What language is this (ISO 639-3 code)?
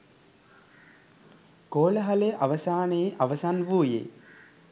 sin